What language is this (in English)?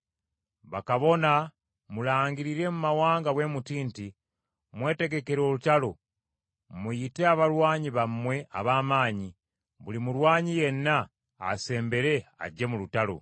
Ganda